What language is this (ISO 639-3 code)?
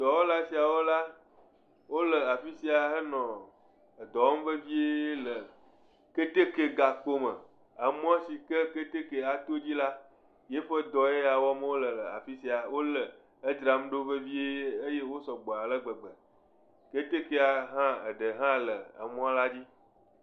ewe